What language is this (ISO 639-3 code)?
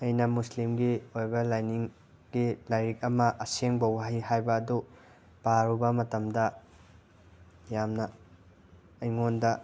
mni